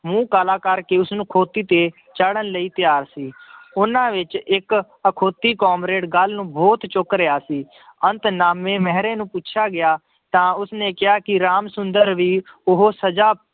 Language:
Punjabi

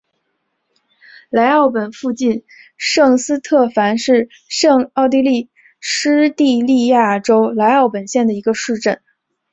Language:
Chinese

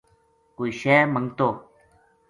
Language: Gujari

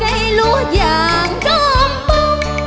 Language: Vietnamese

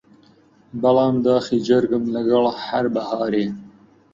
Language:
Central Kurdish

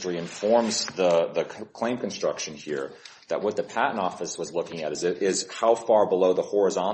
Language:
English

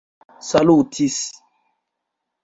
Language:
Esperanto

